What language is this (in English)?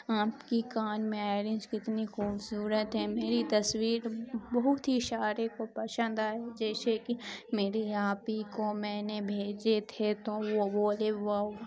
Urdu